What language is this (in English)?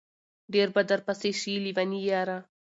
Pashto